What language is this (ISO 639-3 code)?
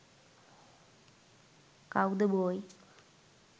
sin